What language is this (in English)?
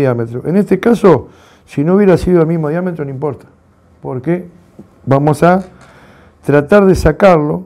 Spanish